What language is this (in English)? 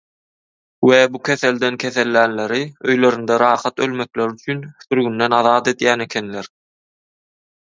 Turkmen